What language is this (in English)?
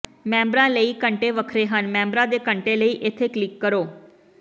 Punjabi